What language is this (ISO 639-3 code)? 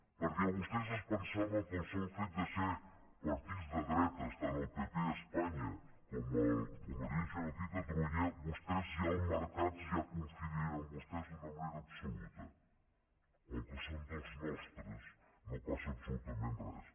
cat